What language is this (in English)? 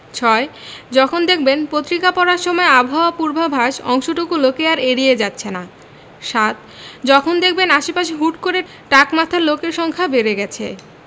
Bangla